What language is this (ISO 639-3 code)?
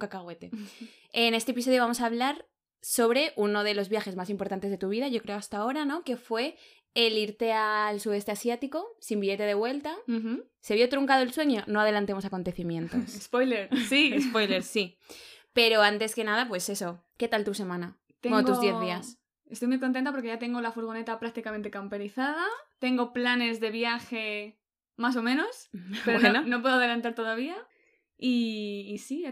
spa